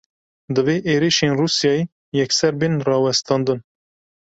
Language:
Kurdish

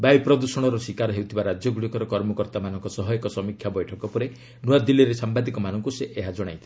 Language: Odia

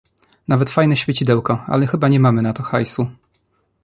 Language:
Polish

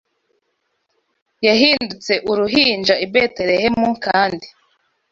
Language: Kinyarwanda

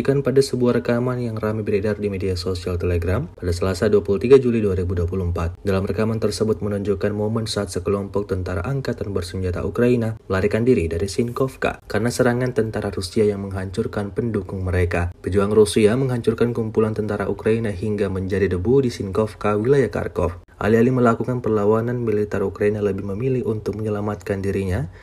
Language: Indonesian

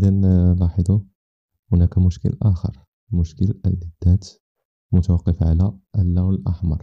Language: Arabic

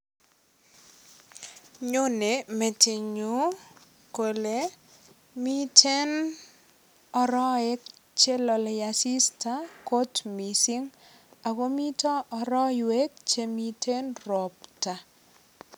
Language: Kalenjin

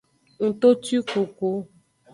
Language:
Aja (Benin)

